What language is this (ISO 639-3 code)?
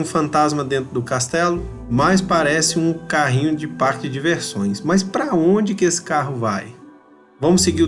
por